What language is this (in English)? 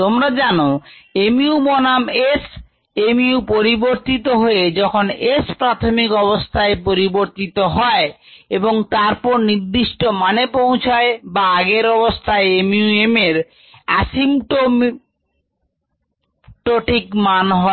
Bangla